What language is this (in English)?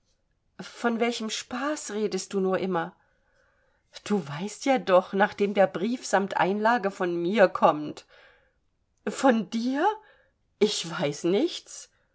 German